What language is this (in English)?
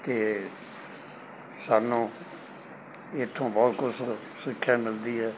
Punjabi